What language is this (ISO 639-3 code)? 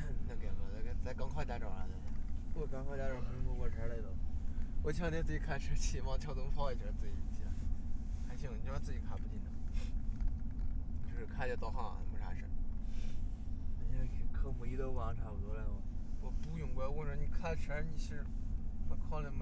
zho